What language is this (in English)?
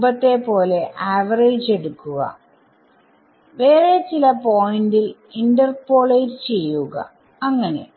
Malayalam